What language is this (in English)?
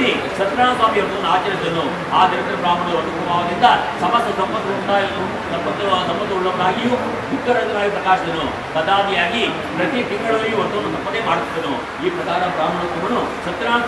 Arabic